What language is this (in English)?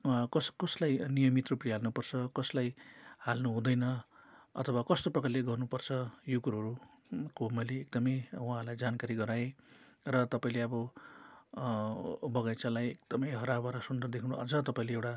Nepali